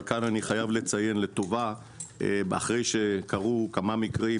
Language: Hebrew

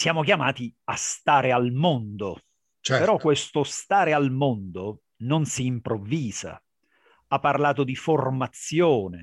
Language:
Italian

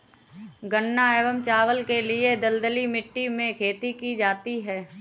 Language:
Hindi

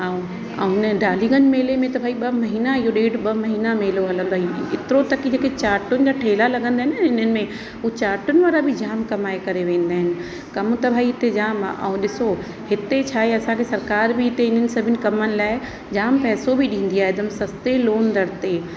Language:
Sindhi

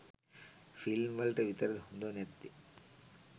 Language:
Sinhala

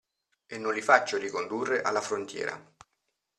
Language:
Italian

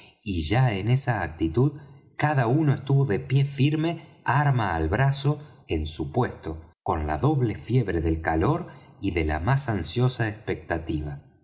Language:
Spanish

